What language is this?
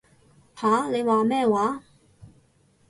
Cantonese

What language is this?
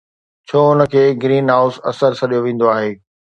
Sindhi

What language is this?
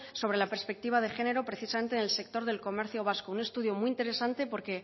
Spanish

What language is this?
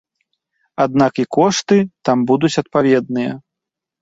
Belarusian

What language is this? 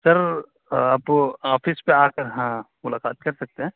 Urdu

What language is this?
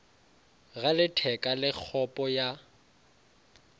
Northern Sotho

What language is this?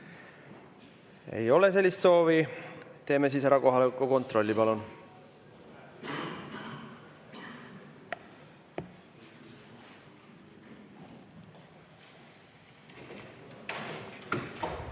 Estonian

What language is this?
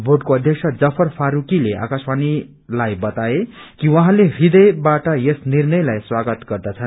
Nepali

